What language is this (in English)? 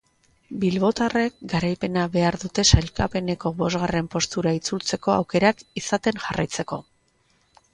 Basque